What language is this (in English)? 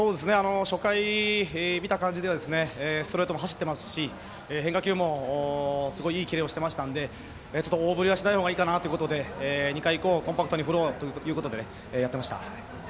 Japanese